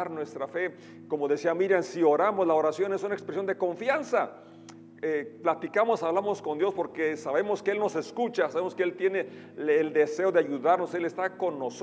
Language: Spanish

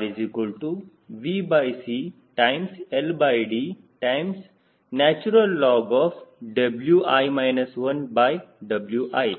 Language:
Kannada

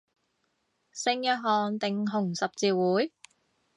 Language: Cantonese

